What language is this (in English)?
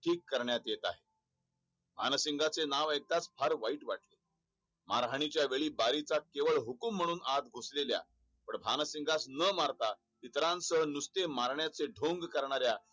Marathi